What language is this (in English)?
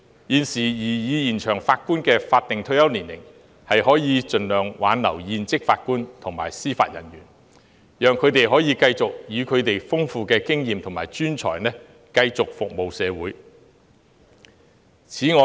Cantonese